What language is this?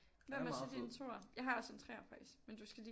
Danish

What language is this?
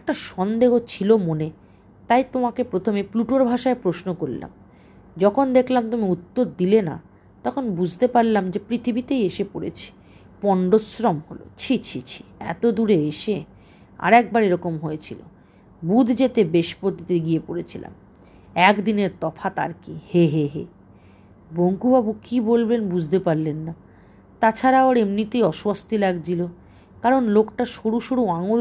Bangla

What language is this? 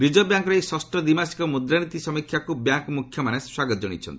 Odia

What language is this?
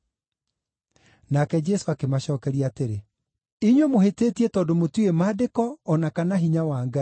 Kikuyu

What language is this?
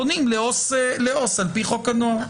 Hebrew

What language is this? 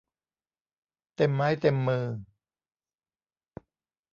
Thai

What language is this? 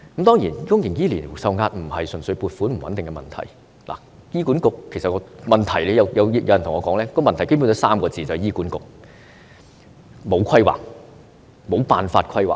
Cantonese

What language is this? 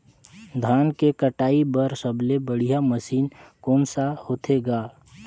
Chhattisgarhi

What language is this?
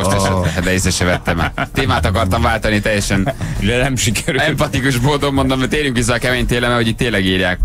Hungarian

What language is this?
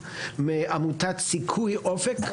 Hebrew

